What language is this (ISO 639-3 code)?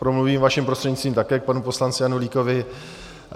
ces